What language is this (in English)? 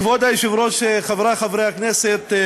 Hebrew